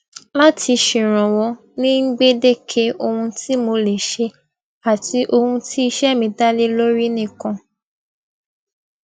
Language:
Yoruba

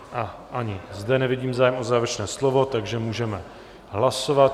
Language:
Czech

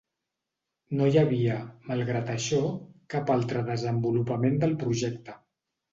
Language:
Catalan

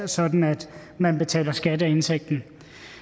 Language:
Danish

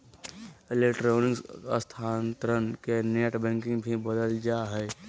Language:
Magahi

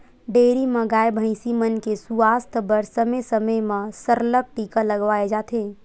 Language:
Chhattisgarhi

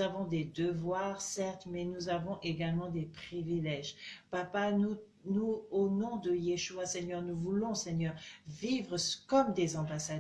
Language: French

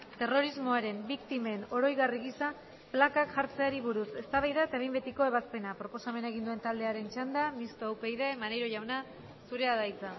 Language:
Basque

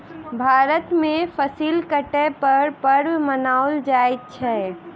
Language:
Maithili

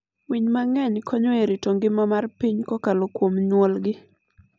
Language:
Luo (Kenya and Tanzania)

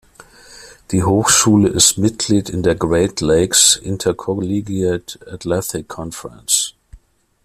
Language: German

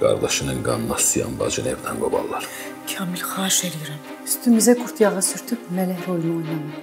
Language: Turkish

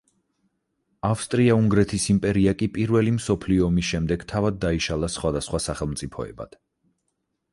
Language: Georgian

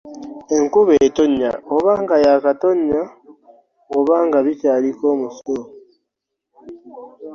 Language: Ganda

